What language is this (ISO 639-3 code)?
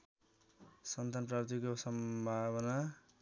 nep